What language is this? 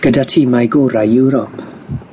Welsh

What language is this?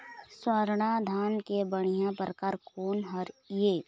Chhattisgarhi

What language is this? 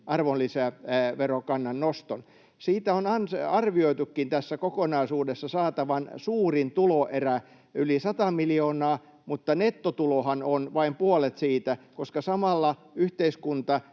Finnish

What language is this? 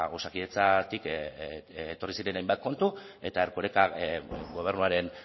Basque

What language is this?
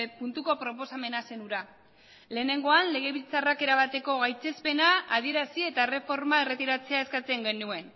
Basque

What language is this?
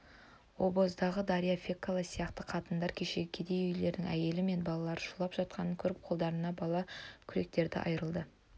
Kazakh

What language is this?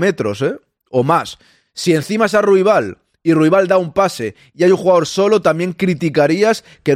Spanish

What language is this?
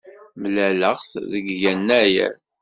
Kabyle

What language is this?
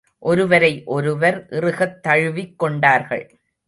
Tamil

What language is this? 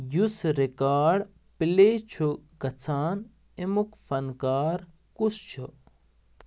Kashmiri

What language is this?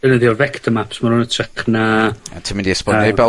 Welsh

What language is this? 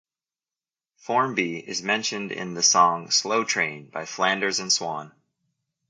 English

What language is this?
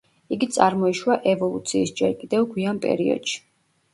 Georgian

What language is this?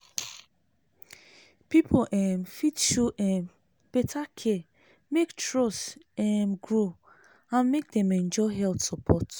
Nigerian Pidgin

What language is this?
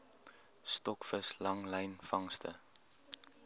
Afrikaans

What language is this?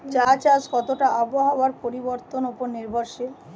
Bangla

